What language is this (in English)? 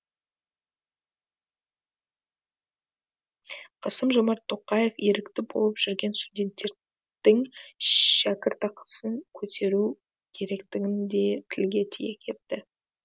Kazakh